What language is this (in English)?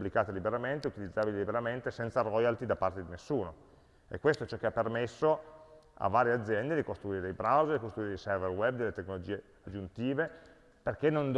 Italian